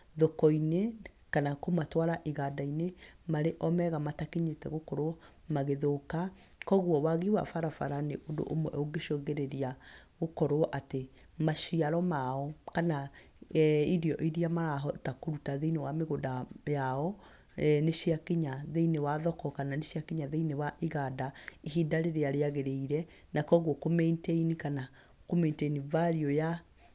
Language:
Kikuyu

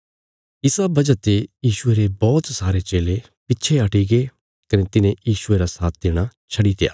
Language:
Bilaspuri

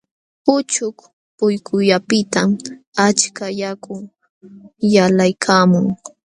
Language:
Jauja Wanca Quechua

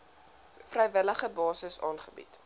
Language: Afrikaans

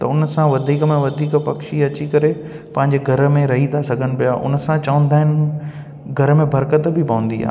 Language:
Sindhi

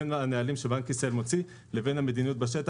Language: Hebrew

